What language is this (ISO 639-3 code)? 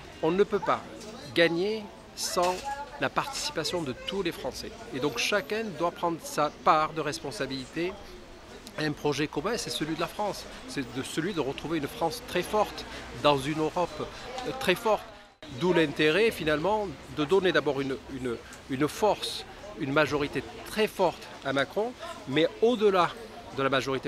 fra